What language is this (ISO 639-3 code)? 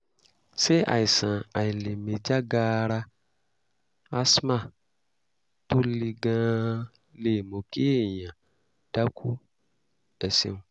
yor